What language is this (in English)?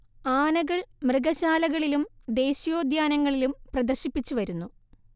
Malayalam